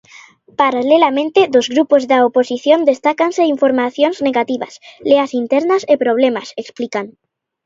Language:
Galician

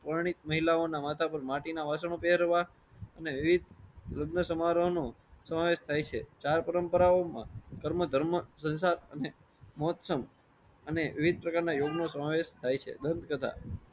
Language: Gujarati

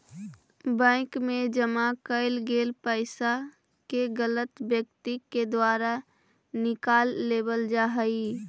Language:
Magahi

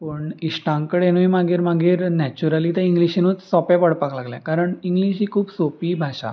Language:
Konkani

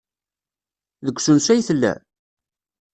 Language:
Kabyle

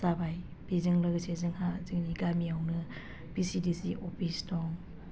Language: Bodo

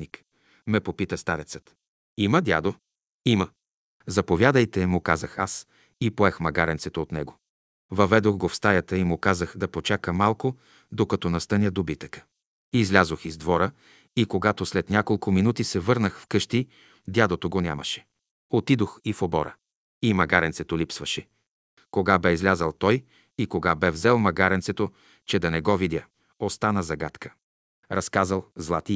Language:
Bulgarian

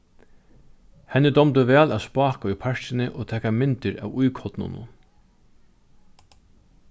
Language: Faroese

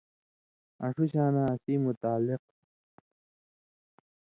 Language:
Indus Kohistani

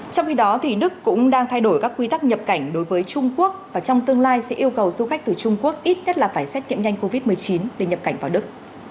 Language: Vietnamese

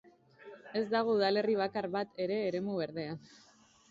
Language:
Basque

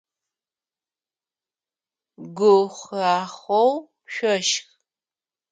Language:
Adyghe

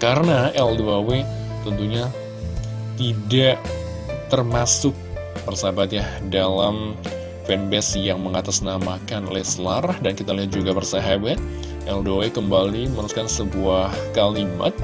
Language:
Indonesian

